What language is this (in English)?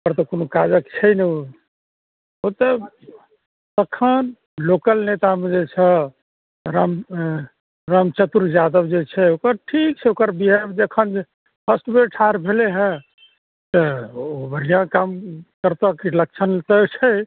Maithili